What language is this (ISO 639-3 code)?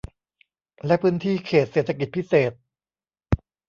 tha